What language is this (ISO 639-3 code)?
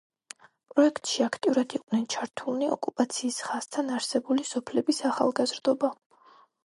kat